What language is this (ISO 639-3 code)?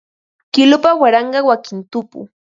qva